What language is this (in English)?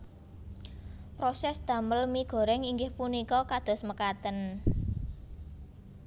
Javanese